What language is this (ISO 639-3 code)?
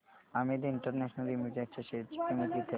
mar